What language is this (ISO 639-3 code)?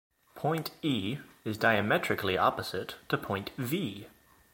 eng